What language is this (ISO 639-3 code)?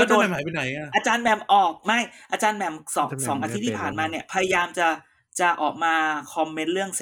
tha